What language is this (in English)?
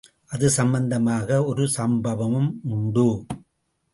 Tamil